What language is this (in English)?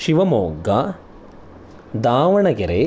Sanskrit